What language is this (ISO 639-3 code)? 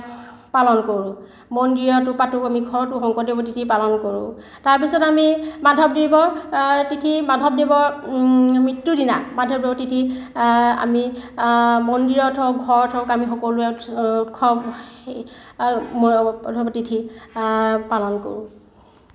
asm